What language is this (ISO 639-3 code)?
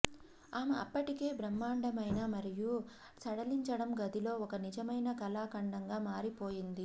tel